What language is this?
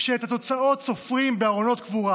Hebrew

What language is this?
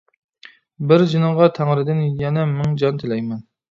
Uyghur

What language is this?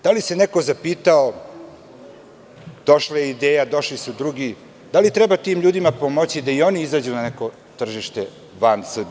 Serbian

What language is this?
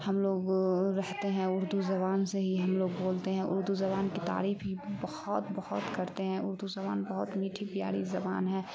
Urdu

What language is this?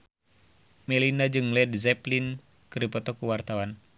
Sundanese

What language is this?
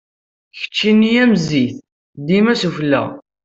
Kabyle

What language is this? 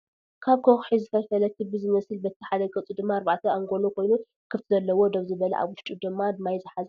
Tigrinya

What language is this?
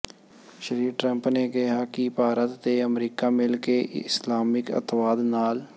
Punjabi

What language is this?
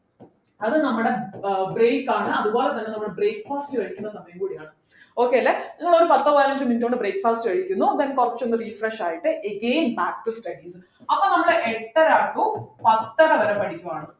Malayalam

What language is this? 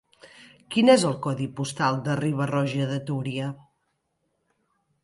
Catalan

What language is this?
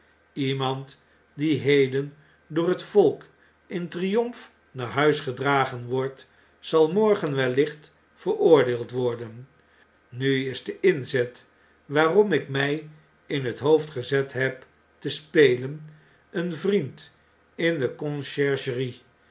Dutch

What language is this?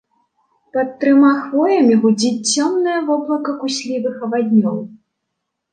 Belarusian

